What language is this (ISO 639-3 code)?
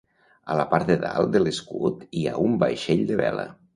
cat